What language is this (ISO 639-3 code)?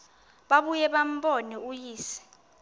xho